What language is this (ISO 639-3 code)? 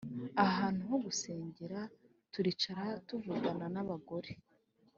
kin